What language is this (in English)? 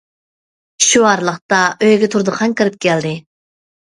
Uyghur